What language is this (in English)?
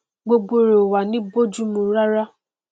Yoruba